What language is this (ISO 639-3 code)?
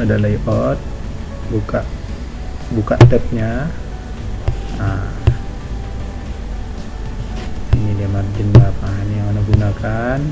ind